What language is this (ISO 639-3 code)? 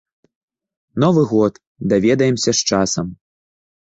bel